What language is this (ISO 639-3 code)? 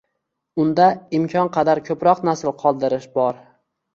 uzb